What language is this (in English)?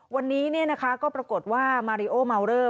Thai